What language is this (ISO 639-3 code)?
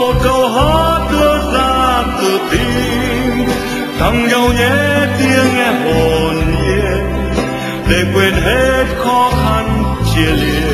ron